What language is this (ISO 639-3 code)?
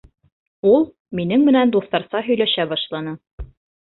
bak